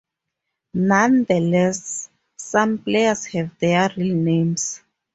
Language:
English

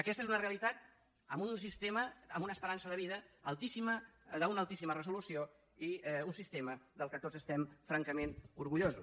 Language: Catalan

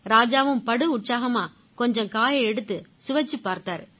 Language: Tamil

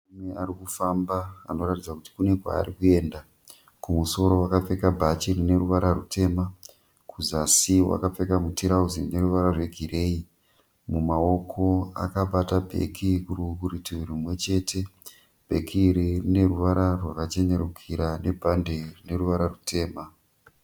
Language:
Shona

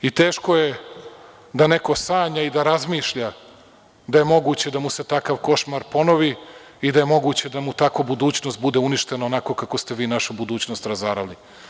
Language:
Serbian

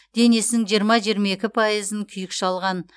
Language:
Kazakh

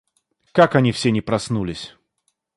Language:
Russian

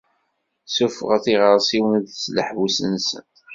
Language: Kabyle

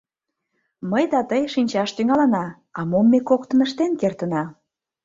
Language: Mari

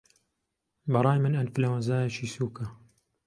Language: Central Kurdish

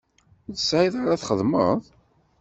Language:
Kabyle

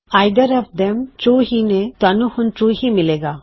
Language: Punjabi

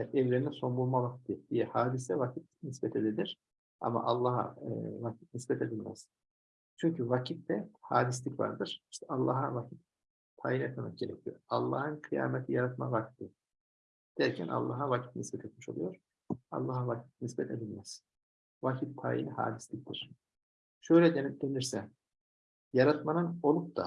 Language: Turkish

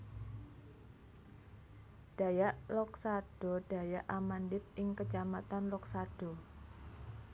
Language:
Javanese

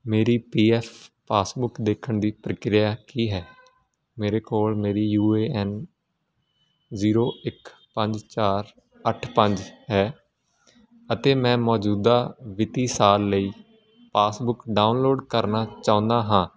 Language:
Punjabi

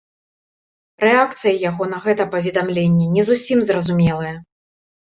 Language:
Belarusian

